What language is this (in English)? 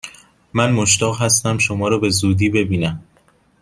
Persian